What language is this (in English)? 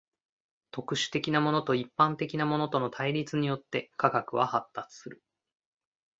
Japanese